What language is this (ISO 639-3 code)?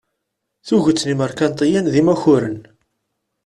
kab